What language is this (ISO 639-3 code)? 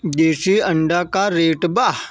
bho